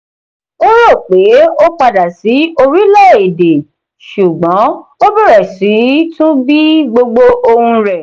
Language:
Yoruba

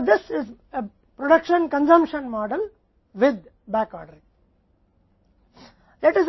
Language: Hindi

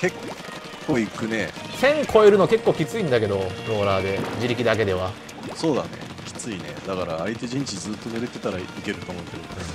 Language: Japanese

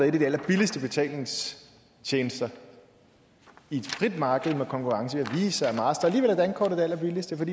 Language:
Danish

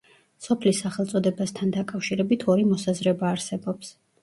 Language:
Georgian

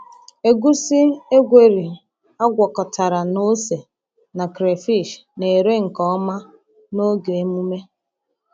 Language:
Igbo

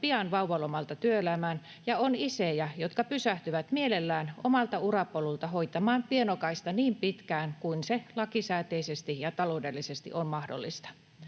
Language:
Finnish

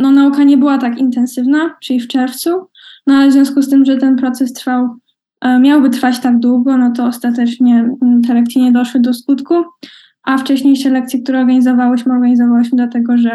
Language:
Polish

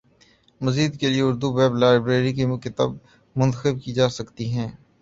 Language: Urdu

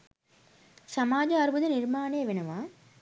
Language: Sinhala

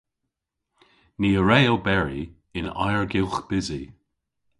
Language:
Cornish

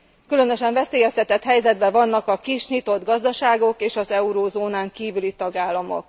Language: Hungarian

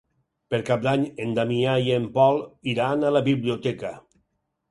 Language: Catalan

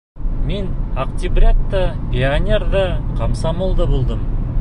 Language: Bashkir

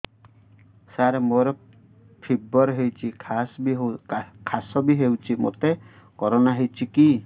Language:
Odia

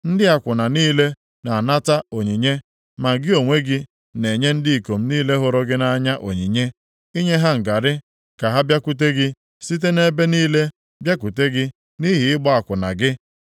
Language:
Igbo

